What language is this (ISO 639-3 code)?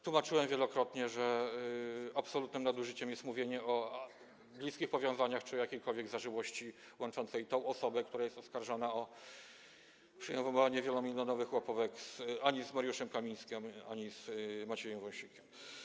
pol